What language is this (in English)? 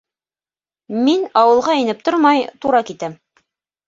Bashkir